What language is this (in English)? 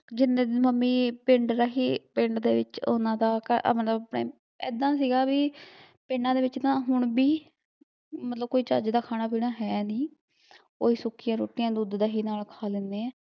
Punjabi